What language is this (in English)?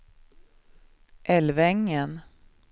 Swedish